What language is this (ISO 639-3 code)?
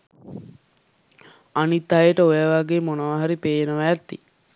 sin